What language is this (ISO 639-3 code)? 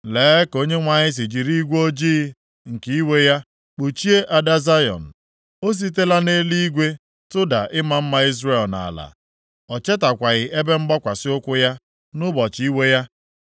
ibo